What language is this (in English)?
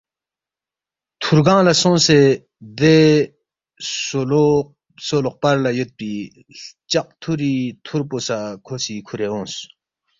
Balti